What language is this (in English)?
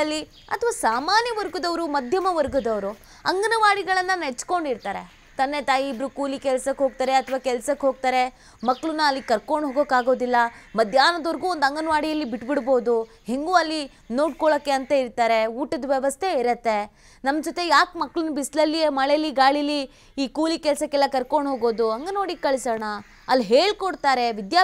Hindi